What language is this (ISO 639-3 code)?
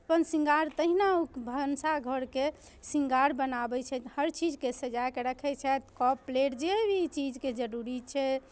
mai